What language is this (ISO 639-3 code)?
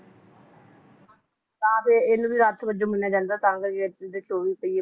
pan